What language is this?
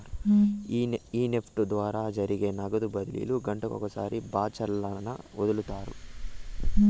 Telugu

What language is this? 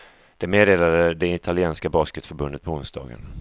Swedish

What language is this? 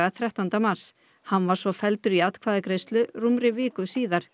Icelandic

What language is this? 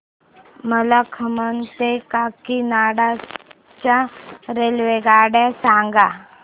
Marathi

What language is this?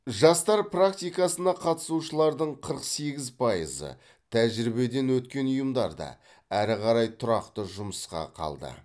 Kazakh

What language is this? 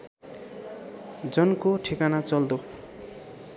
Nepali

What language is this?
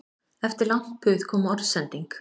Icelandic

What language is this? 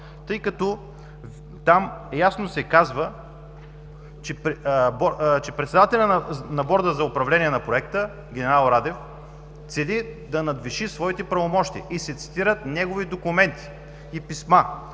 Bulgarian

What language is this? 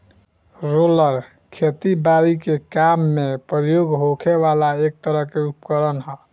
Bhojpuri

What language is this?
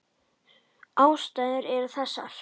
Icelandic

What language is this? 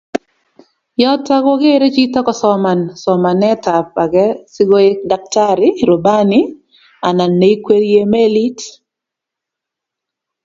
Kalenjin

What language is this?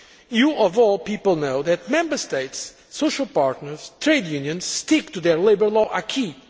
English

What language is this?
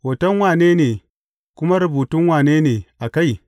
Hausa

